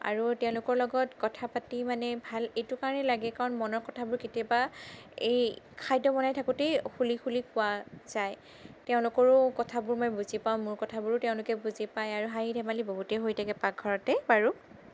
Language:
Assamese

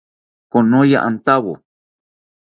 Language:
South Ucayali Ashéninka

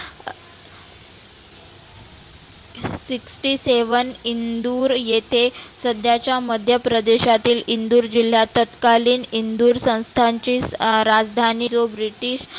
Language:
Marathi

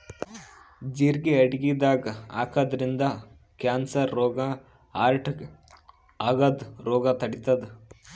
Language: Kannada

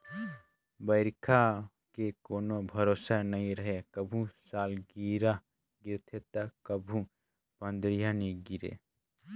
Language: Chhattisgarhi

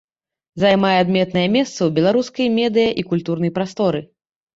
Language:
Belarusian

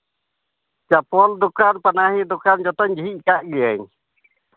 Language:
Santali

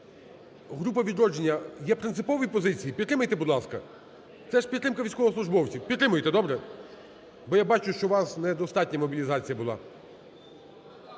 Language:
Ukrainian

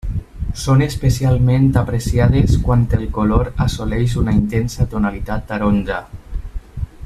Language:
Catalan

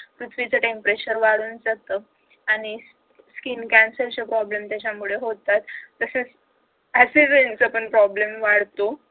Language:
Marathi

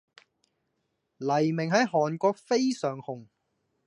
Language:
Cantonese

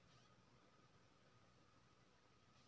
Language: Maithili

